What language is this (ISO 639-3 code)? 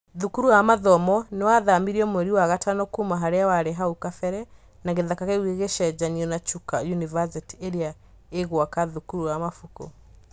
kik